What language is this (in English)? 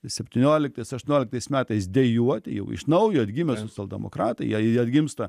Lithuanian